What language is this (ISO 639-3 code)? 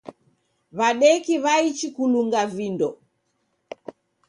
dav